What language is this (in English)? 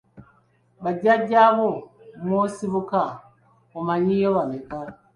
Ganda